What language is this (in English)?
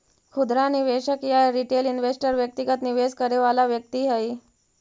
Magahi